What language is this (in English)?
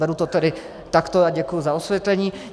Czech